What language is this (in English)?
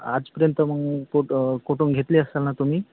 Marathi